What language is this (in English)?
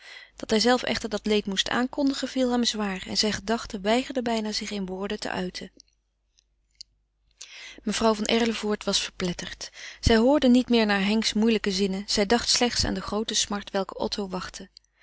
Dutch